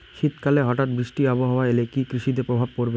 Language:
Bangla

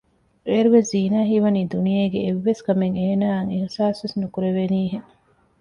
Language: Divehi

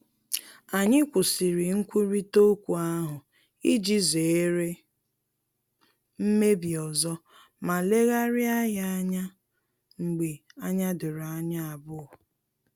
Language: Igbo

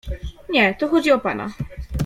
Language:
Polish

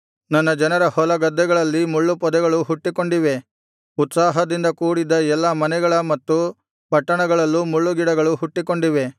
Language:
Kannada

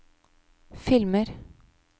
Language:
Norwegian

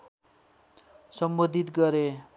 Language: Nepali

